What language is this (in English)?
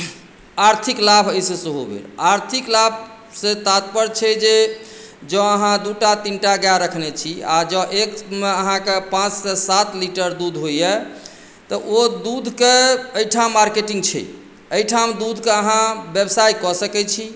Maithili